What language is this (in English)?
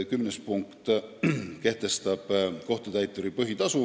Estonian